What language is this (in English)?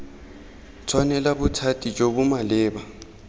Tswana